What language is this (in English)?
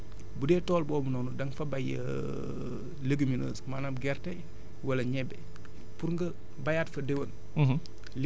Wolof